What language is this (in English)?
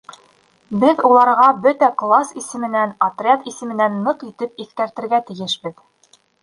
Bashkir